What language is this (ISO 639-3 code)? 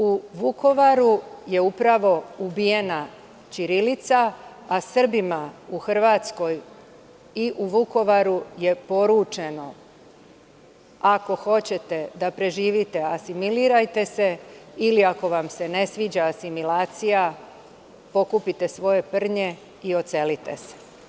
srp